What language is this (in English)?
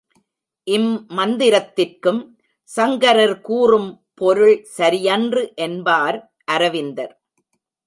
Tamil